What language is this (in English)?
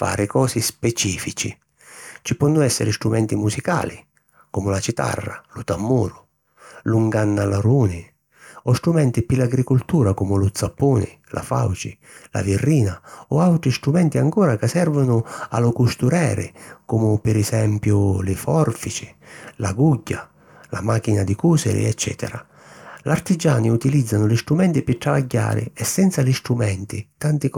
Sicilian